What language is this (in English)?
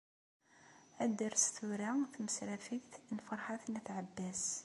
Kabyle